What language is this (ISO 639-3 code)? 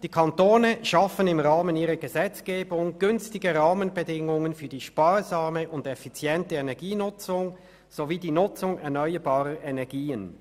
gsw